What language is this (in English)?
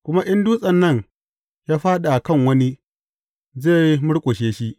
Hausa